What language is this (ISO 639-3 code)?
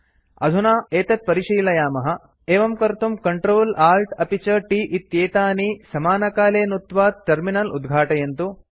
san